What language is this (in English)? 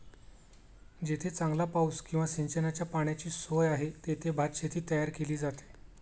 Marathi